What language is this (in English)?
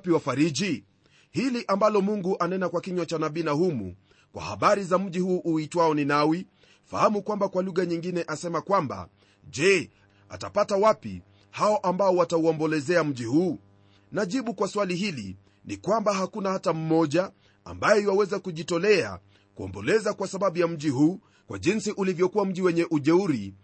Swahili